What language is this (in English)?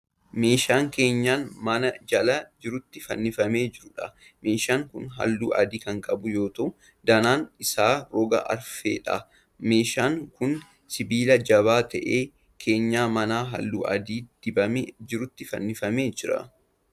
Oromo